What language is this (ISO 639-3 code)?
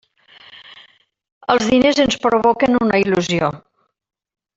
cat